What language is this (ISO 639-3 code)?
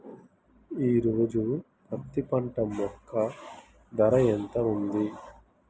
tel